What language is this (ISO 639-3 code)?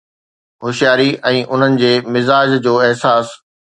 snd